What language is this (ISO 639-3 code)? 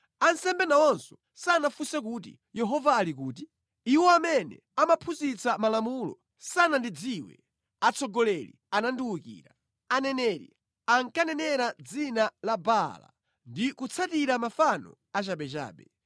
nya